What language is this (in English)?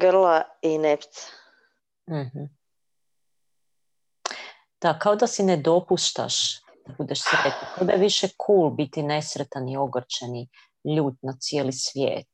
Croatian